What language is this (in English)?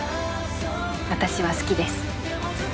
Japanese